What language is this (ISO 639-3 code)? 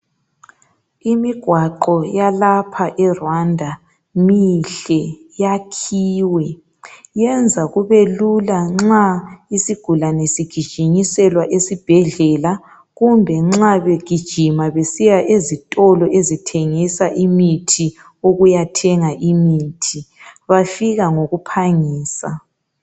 nde